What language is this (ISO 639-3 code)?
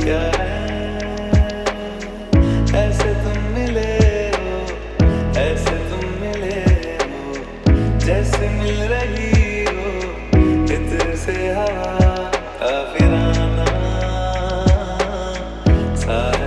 ara